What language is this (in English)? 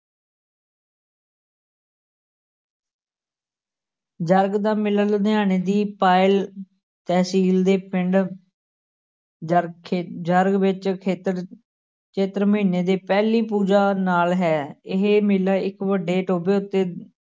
Punjabi